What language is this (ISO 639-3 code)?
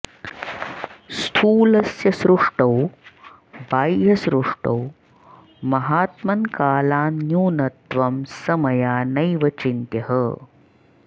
san